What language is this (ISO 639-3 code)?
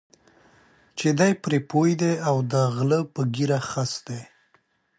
pus